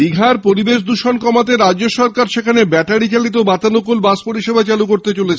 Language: Bangla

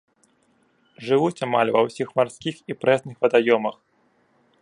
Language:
Belarusian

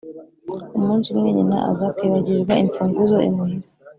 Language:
Kinyarwanda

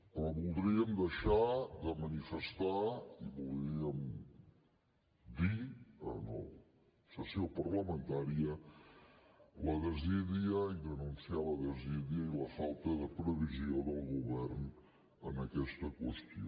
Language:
Catalan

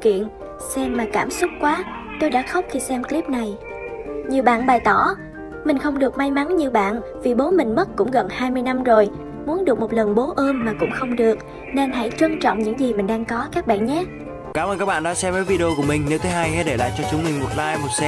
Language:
Vietnamese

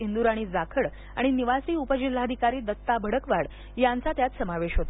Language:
Marathi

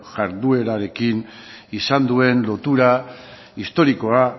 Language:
Basque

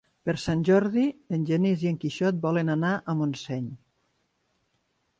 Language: Catalan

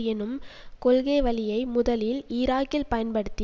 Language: Tamil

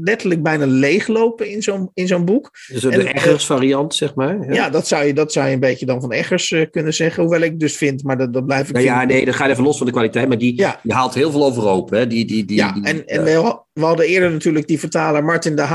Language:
Dutch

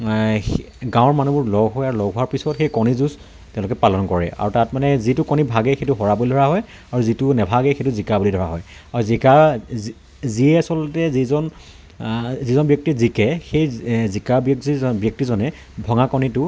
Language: Assamese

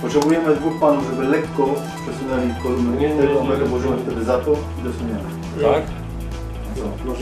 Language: Polish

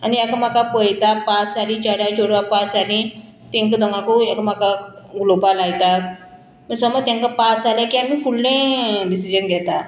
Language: Konkani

